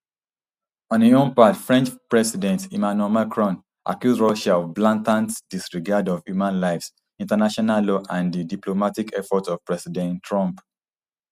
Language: Nigerian Pidgin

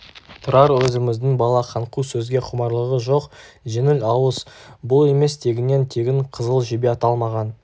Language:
Kazakh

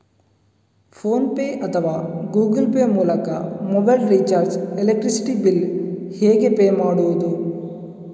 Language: Kannada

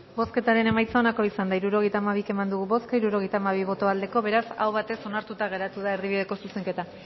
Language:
Basque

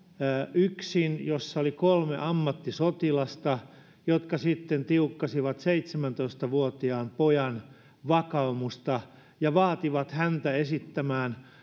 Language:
Finnish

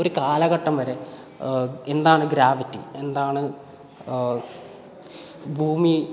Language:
Malayalam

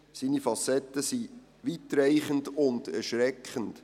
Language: Swiss German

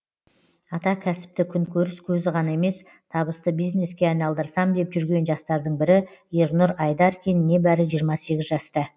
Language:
Kazakh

